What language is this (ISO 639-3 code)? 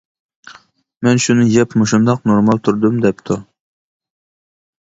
uig